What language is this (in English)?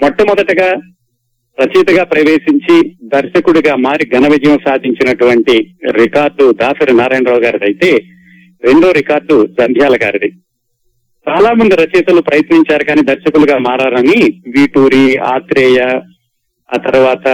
Telugu